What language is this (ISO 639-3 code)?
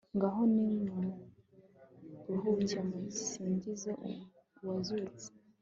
kin